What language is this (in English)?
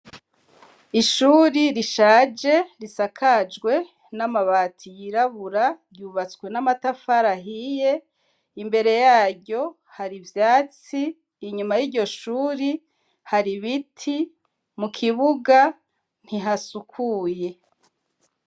Rundi